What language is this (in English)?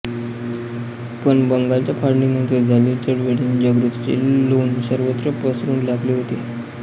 Marathi